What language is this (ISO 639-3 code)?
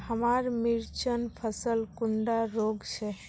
mag